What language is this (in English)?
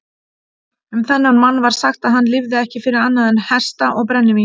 Icelandic